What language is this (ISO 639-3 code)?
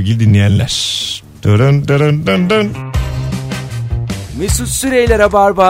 tur